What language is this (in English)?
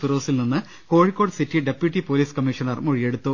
Malayalam